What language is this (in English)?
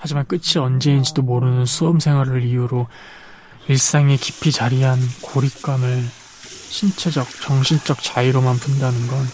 Korean